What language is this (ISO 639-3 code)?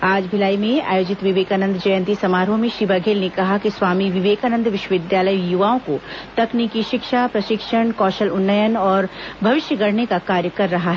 hin